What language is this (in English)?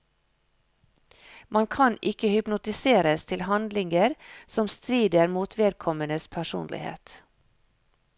Norwegian